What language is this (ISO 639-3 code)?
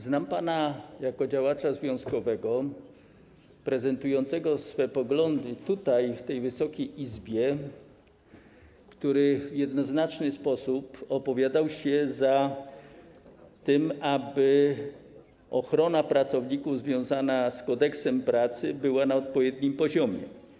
pol